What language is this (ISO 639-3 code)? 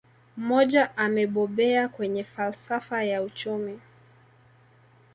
swa